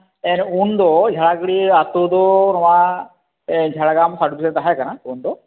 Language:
Santali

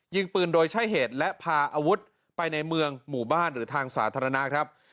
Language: Thai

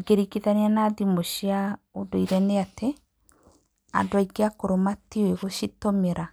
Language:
Kikuyu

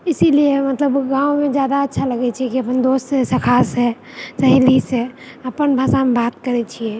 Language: Maithili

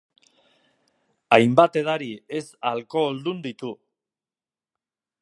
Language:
Basque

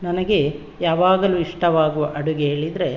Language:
Kannada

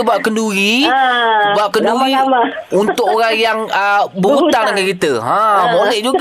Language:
Malay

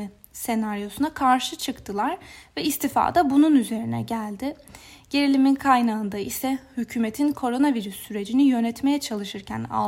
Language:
Turkish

